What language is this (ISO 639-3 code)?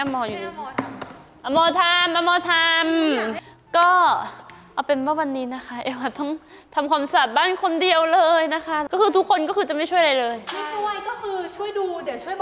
tha